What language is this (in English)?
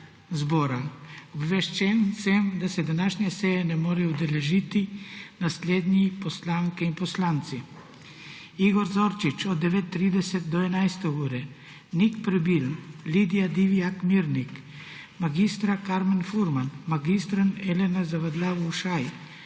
Slovenian